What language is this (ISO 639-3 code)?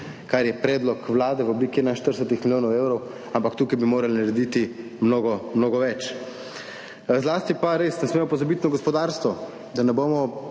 slv